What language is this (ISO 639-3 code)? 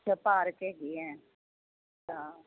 pan